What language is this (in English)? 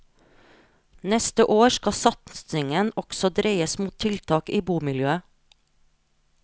Norwegian